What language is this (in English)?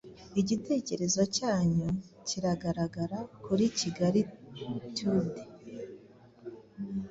Kinyarwanda